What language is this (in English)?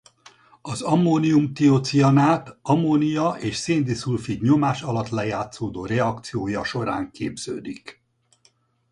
Hungarian